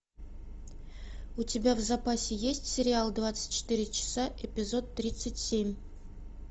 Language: Russian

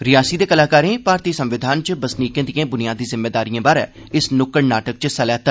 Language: Dogri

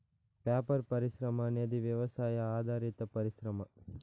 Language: Telugu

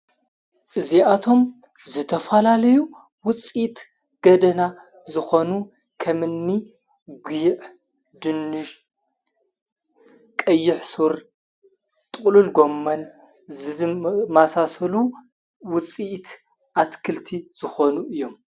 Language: Tigrinya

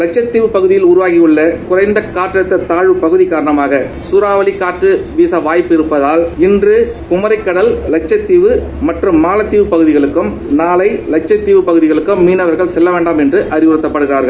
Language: Tamil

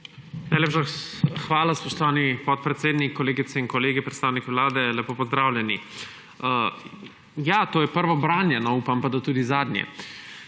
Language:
Slovenian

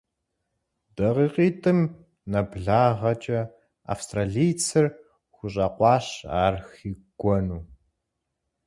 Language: Kabardian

